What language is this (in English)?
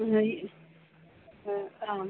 Sanskrit